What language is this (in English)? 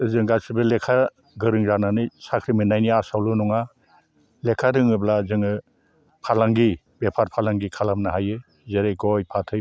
Bodo